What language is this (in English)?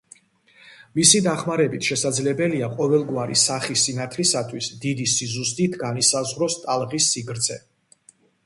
Georgian